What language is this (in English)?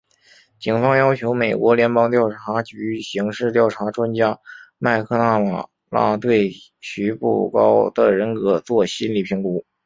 Chinese